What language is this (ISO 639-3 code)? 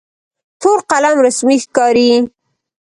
pus